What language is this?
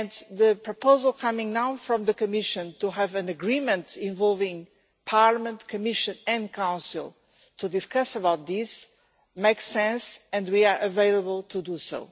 English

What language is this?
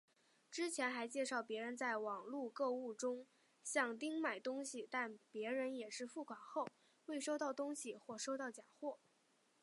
Chinese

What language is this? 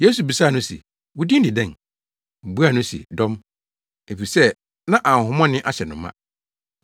Akan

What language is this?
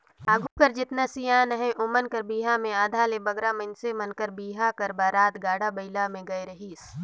Chhattisgarhi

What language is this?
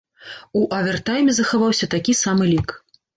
Belarusian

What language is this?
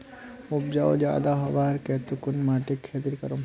Magahi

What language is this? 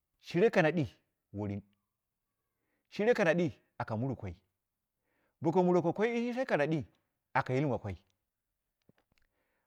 Dera (Nigeria)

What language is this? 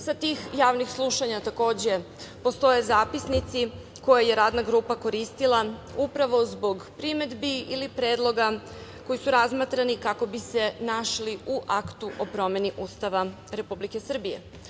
Serbian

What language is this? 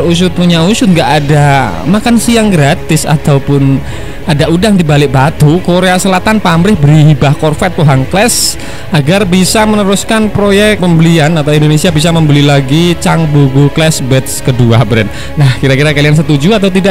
Indonesian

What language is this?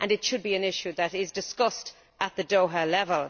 English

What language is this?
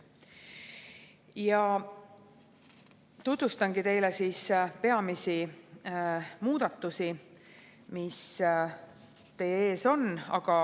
Estonian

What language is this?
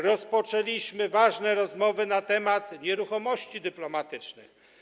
Polish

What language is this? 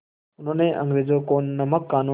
Hindi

